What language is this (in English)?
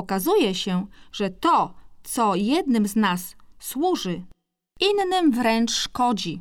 Polish